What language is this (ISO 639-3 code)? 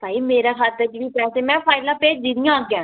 doi